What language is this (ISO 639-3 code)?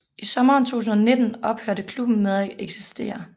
dan